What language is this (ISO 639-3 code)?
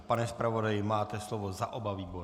ces